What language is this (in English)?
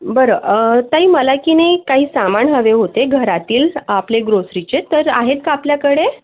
Marathi